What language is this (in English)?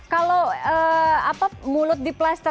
Indonesian